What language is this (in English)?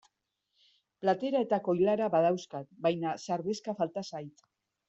Basque